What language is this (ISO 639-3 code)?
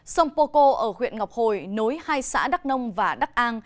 vie